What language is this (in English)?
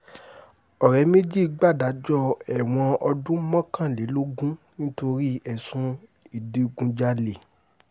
Yoruba